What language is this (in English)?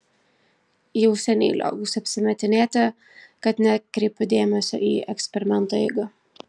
Lithuanian